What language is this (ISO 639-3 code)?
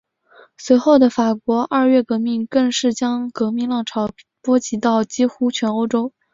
zho